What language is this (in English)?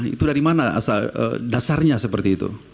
Indonesian